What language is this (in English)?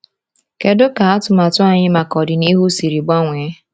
Igbo